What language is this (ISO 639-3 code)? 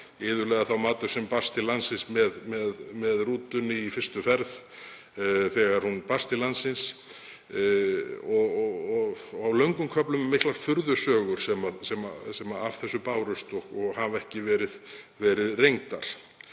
isl